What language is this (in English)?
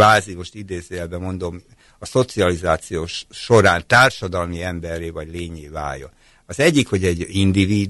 Hungarian